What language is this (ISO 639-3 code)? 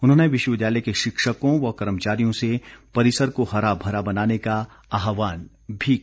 hin